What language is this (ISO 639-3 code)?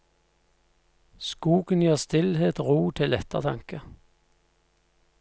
nor